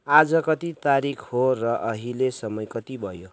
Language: Nepali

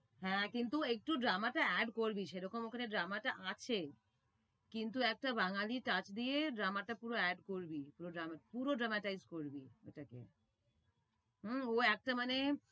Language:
Bangla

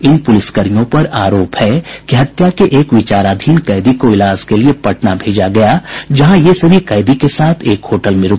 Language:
Hindi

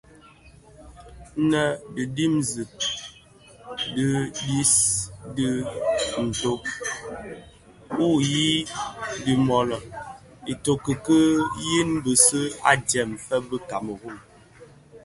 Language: Bafia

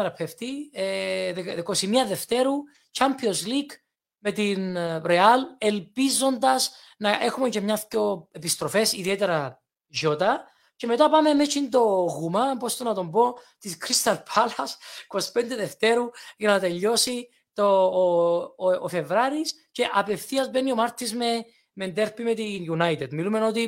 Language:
Greek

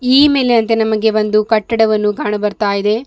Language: Kannada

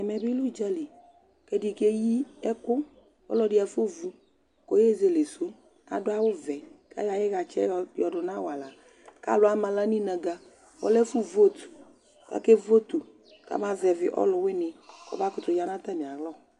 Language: Ikposo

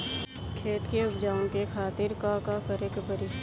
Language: Bhojpuri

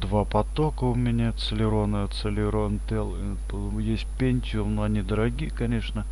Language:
Russian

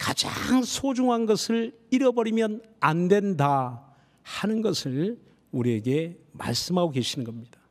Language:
Korean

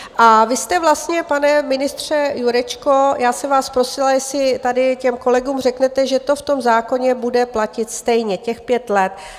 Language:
Czech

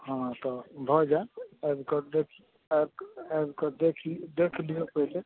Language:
Maithili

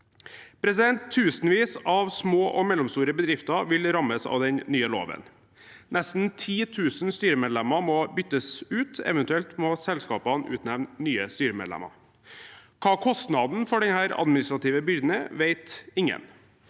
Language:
Norwegian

